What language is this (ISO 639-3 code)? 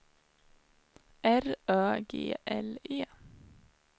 swe